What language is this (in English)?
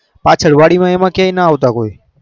Gujarati